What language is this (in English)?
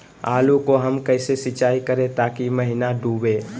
Magahi